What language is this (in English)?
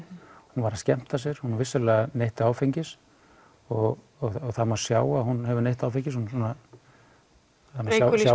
Icelandic